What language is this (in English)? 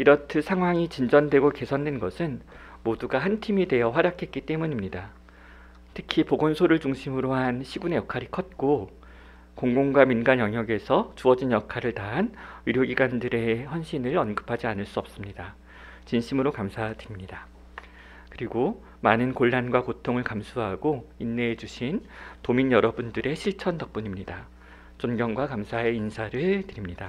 Korean